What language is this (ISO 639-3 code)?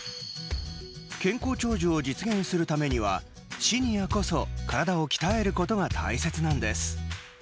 jpn